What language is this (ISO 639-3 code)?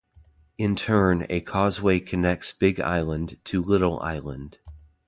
eng